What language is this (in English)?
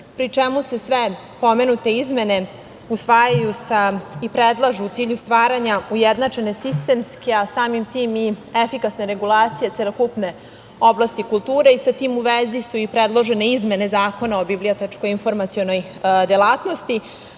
Serbian